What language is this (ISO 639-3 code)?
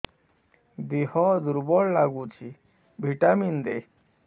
ori